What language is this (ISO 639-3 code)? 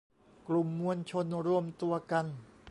tha